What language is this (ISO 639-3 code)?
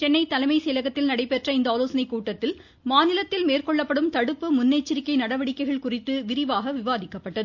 tam